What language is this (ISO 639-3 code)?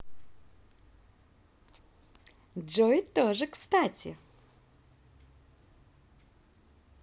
rus